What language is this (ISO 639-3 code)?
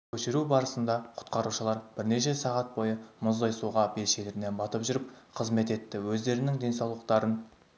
kaz